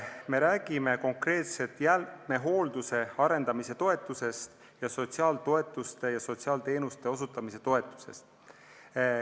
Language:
Estonian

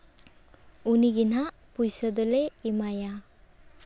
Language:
Santali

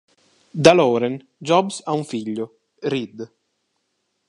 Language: Italian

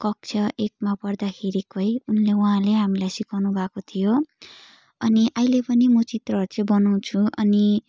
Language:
Nepali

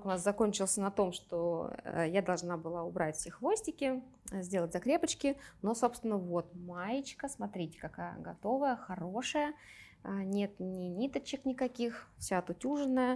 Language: Russian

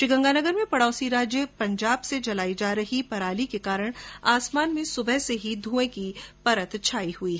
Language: Hindi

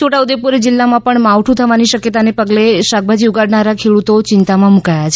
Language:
Gujarati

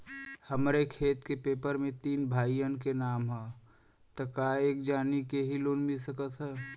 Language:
Bhojpuri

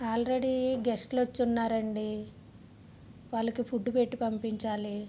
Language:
Telugu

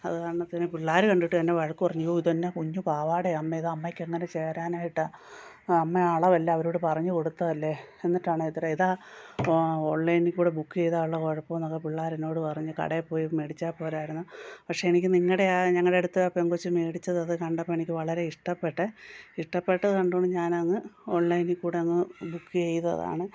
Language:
Malayalam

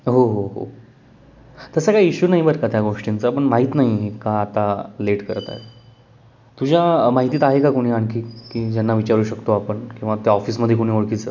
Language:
Marathi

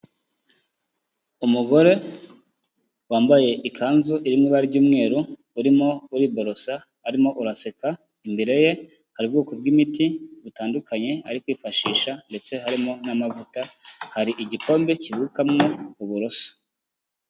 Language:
Kinyarwanda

